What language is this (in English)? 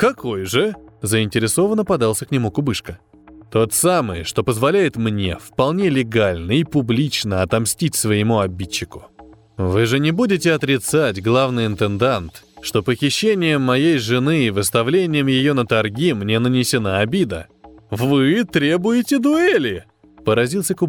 Russian